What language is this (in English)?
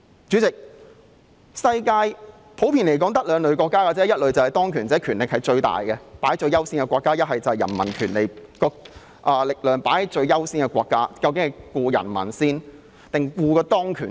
Cantonese